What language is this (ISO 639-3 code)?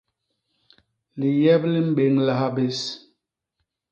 bas